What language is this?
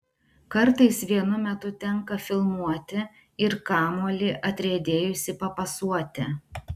Lithuanian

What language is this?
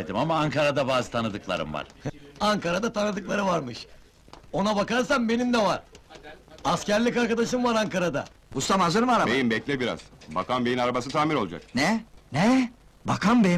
Turkish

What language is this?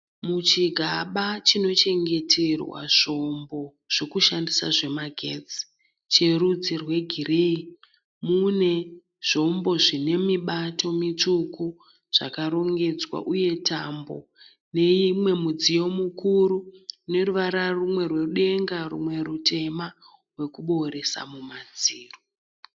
Shona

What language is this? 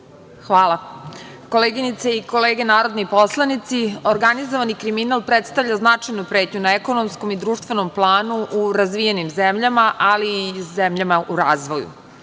Serbian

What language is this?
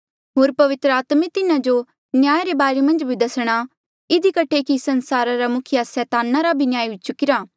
Mandeali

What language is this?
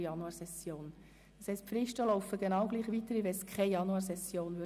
Swiss German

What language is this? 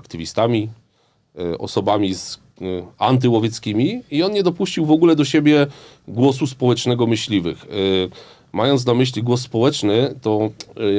Polish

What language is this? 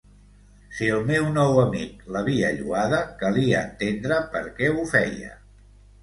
Catalan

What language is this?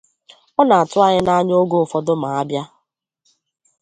Igbo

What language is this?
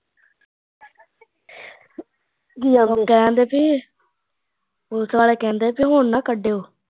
Punjabi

